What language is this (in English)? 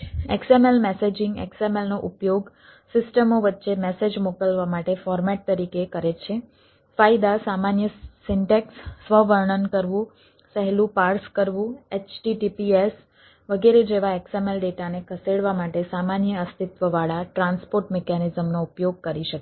Gujarati